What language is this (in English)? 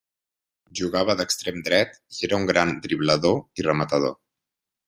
Catalan